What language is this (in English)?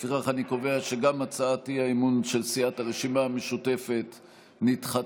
Hebrew